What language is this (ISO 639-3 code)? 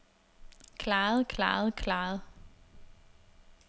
dan